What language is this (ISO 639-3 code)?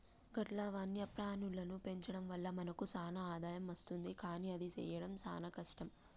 tel